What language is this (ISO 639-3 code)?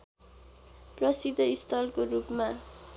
nep